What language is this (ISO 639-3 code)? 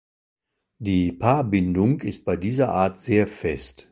deu